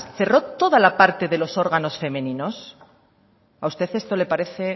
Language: Spanish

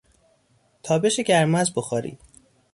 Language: Persian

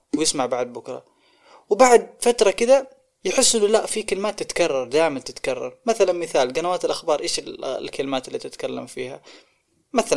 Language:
Arabic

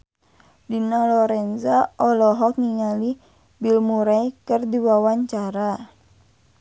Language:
Sundanese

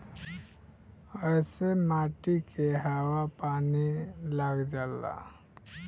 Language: Bhojpuri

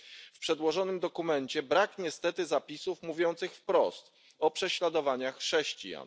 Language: Polish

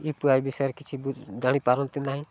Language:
Odia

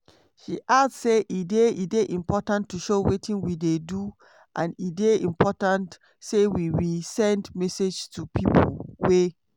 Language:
Nigerian Pidgin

